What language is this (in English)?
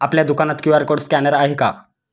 Marathi